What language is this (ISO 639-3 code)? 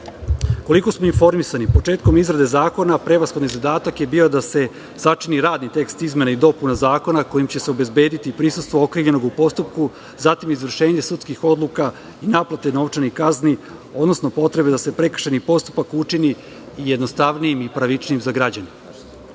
srp